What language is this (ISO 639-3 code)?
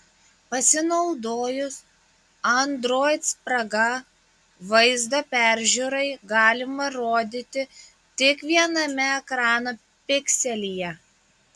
lit